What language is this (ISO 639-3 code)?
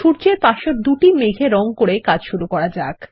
ben